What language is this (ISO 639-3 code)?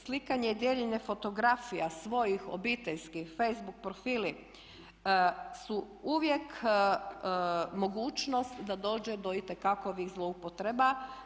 hrv